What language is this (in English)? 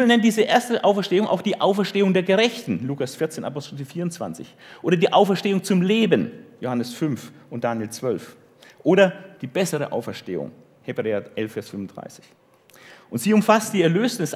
German